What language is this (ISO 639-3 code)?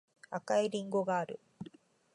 jpn